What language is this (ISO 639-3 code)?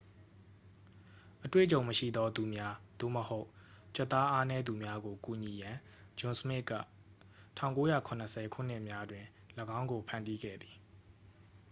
mya